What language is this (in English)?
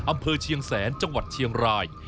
Thai